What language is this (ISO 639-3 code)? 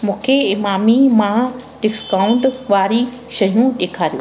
snd